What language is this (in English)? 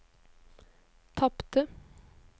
Norwegian